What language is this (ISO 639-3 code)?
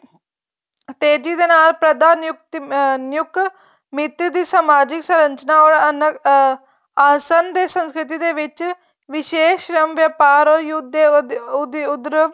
pan